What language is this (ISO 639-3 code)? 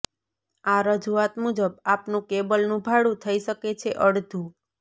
guj